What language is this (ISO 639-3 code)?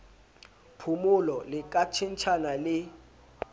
sot